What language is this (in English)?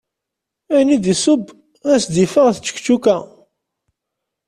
Kabyle